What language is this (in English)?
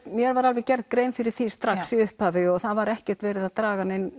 Icelandic